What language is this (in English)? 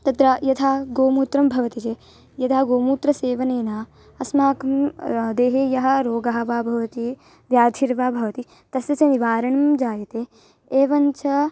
Sanskrit